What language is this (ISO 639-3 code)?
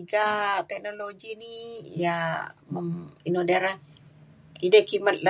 xkl